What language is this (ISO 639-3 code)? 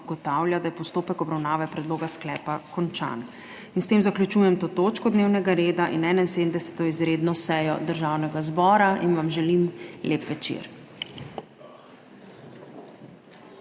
slv